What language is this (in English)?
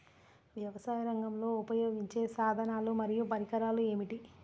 Telugu